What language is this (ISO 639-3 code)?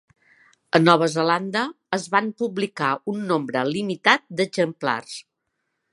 cat